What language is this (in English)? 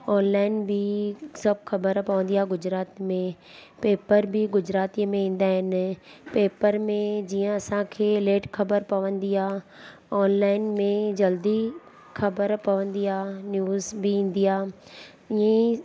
Sindhi